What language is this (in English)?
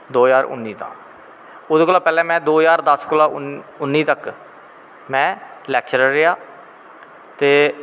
Dogri